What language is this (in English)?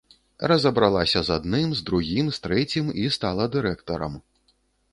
Belarusian